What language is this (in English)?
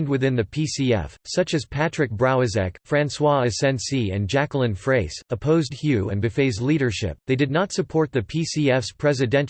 English